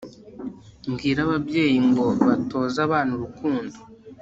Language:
Kinyarwanda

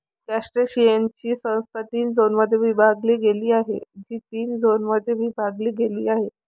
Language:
Marathi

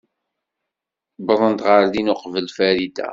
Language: Kabyle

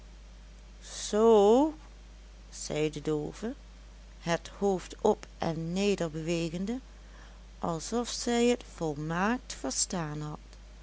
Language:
Dutch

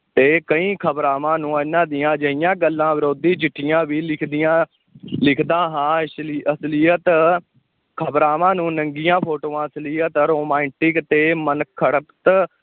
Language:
Punjabi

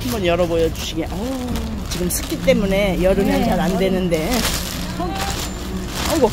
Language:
Korean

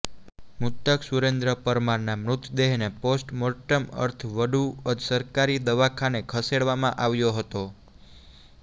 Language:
Gujarati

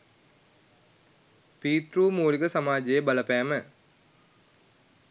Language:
Sinhala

